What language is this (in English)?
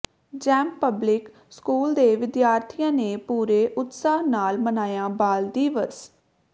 Punjabi